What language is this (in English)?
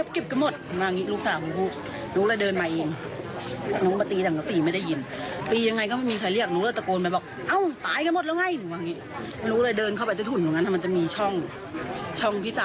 Thai